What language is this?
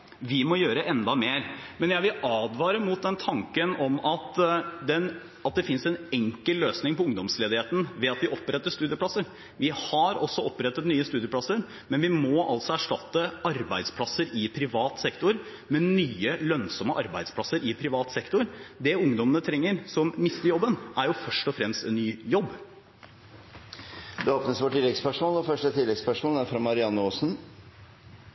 Norwegian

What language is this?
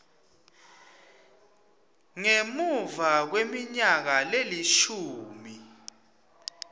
Swati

